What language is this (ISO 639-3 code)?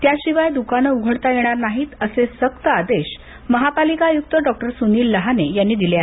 mar